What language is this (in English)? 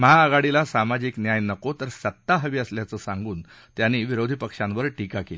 Marathi